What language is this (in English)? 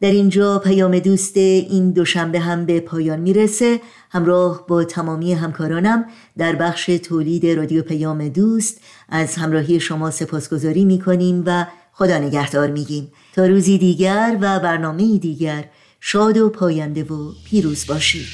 Persian